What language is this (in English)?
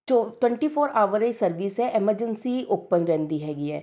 Punjabi